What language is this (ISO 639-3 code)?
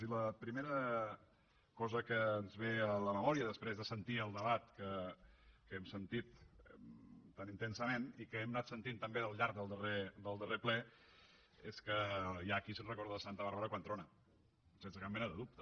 cat